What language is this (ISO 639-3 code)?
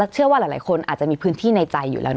tha